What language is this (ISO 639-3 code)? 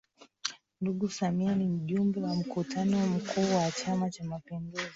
swa